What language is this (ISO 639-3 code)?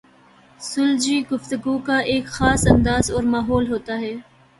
urd